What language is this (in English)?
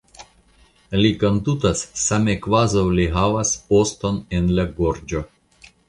Esperanto